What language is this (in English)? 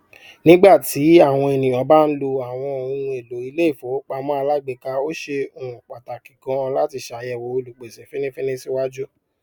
Yoruba